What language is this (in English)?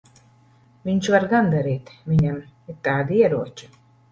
Latvian